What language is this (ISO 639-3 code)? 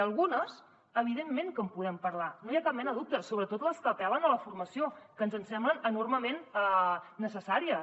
cat